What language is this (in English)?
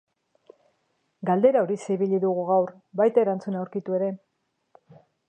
Basque